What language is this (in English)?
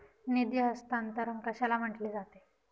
Marathi